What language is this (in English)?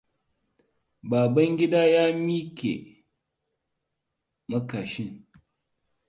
Hausa